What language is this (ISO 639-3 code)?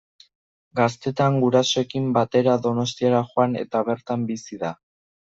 eus